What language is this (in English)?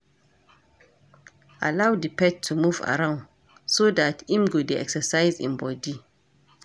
Nigerian Pidgin